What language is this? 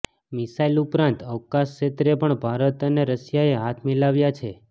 Gujarati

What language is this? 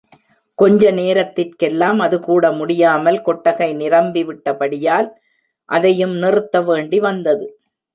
Tamil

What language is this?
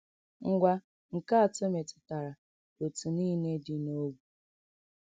Igbo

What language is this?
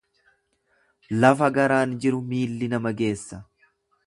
Oromo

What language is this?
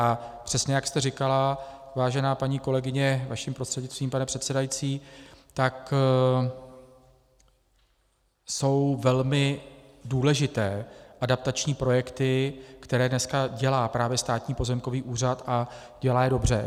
Czech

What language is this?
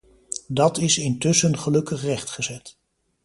Dutch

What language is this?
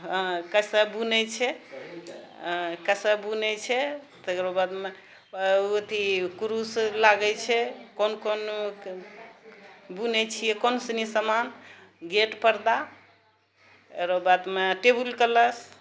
Maithili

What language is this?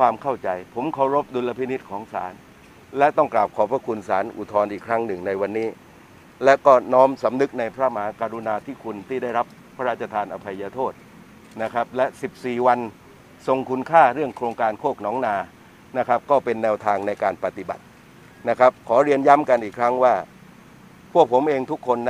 Thai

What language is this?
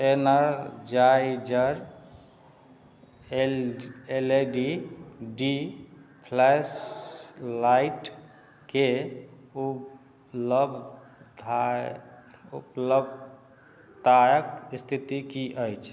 Maithili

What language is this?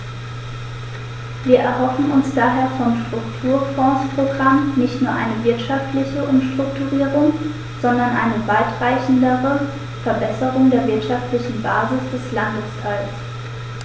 German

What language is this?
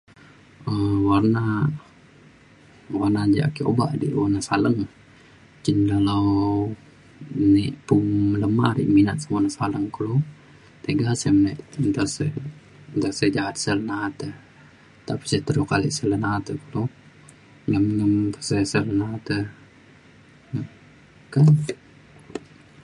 Mainstream Kenyah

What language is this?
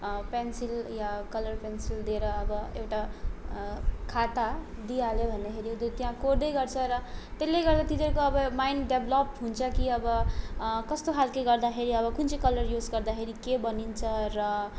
Nepali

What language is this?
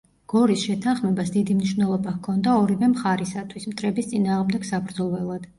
Georgian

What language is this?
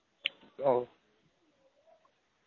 Tamil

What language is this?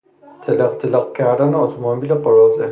Persian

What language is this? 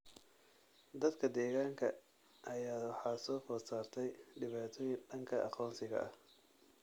Somali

